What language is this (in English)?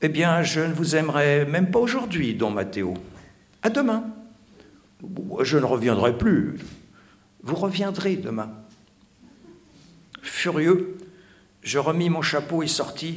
French